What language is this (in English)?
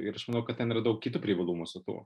Lithuanian